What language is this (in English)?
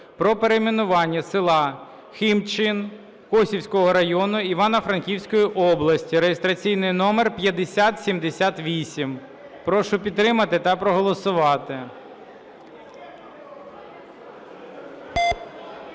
Ukrainian